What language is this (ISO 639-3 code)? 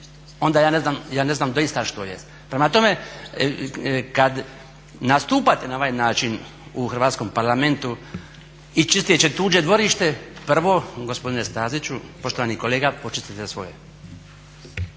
hrv